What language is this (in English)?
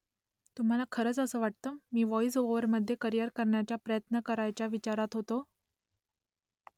Marathi